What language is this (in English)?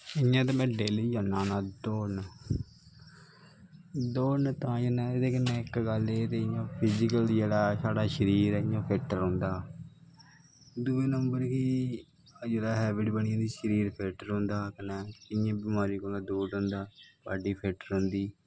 Dogri